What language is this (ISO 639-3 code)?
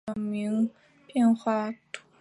zho